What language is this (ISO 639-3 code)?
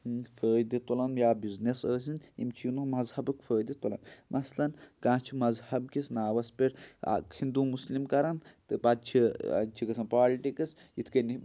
kas